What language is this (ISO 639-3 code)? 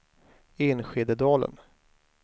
swe